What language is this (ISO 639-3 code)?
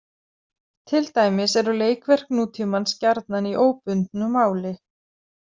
isl